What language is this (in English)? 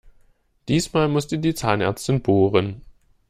German